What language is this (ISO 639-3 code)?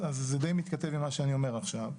heb